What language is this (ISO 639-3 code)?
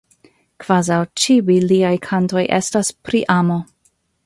epo